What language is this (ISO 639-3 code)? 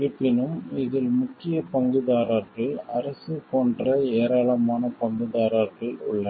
tam